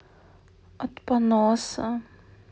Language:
Russian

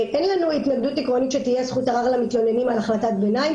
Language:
Hebrew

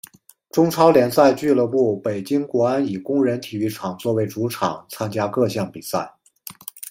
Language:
Chinese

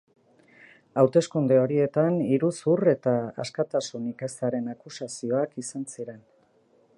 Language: Basque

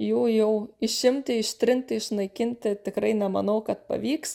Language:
Lithuanian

